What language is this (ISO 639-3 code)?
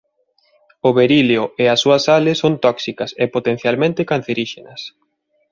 glg